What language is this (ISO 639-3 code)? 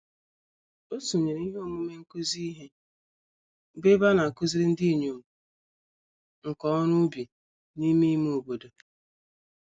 ibo